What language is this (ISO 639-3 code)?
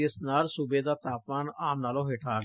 pan